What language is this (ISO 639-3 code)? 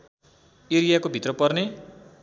nep